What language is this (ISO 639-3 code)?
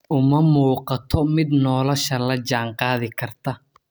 som